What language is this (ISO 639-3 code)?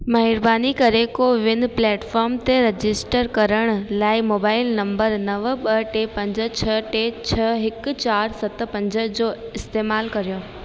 snd